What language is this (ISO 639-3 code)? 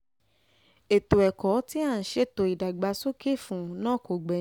yor